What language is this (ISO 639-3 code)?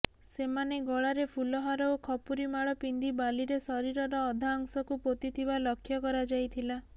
ori